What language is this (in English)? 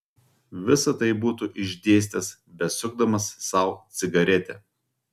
Lithuanian